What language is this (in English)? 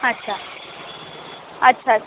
Bangla